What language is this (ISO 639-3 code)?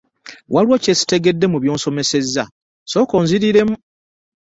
lug